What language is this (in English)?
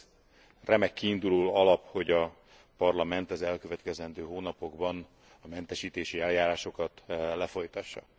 Hungarian